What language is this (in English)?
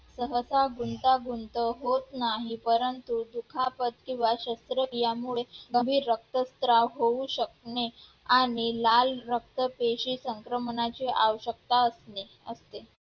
Marathi